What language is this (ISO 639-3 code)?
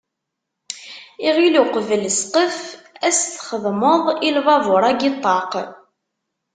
kab